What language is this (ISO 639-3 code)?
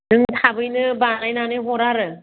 brx